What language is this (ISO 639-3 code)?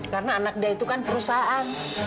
ind